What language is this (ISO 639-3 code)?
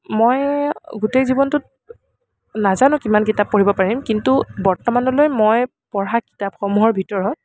asm